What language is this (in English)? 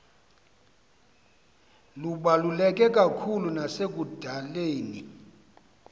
Xhosa